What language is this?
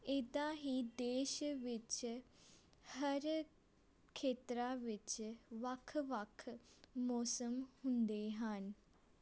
Punjabi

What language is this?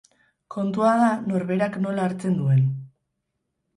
Basque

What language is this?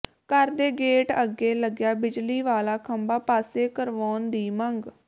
Punjabi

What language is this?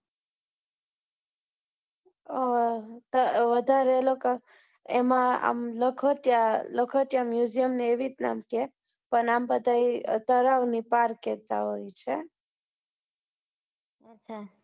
Gujarati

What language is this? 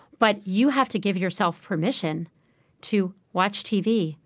English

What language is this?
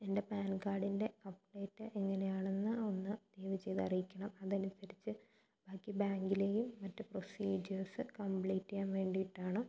Malayalam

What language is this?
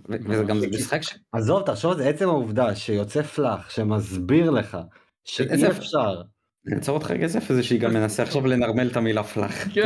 Hebrew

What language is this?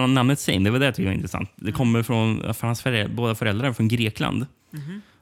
Swedish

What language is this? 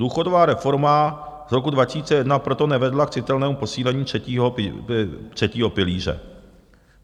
Czech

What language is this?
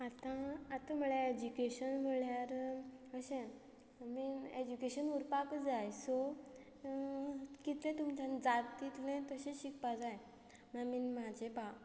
Konkani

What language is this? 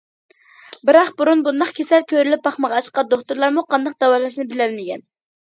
Uyghur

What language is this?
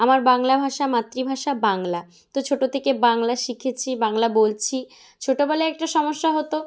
Bangla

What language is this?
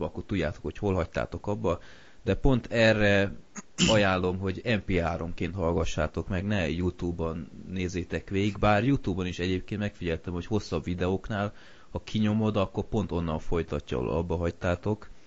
Hungarian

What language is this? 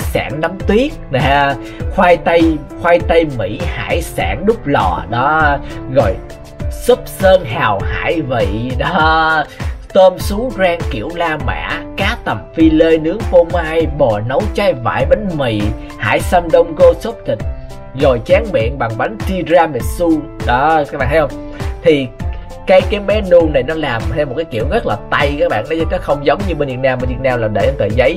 Vietnamese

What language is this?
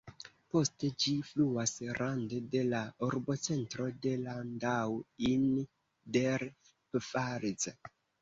Esperanto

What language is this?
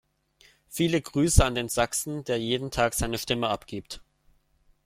German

